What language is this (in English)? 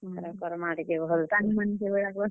Odia